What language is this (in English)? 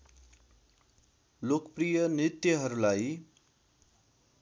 Nepali